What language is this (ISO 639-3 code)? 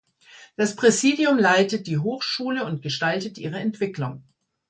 deu